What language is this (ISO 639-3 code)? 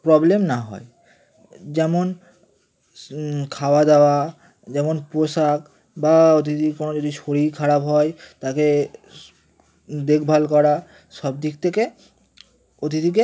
ben